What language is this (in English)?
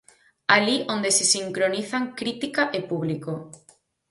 Galician